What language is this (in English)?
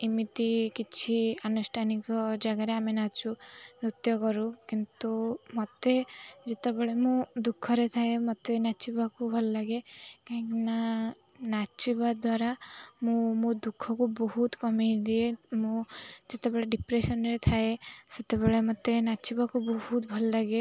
Odia